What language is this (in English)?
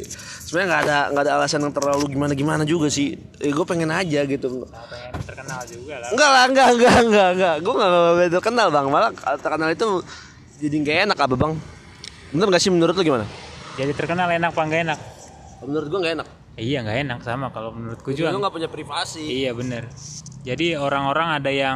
Indonesian